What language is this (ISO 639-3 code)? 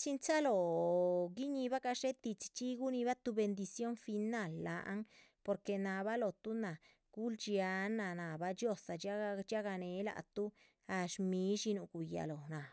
zpv